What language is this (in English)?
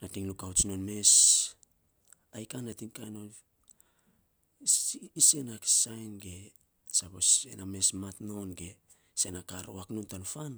Saposa